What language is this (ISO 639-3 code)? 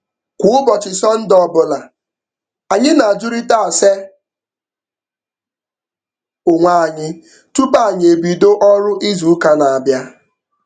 ibo